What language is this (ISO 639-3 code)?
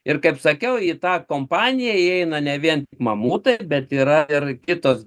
lit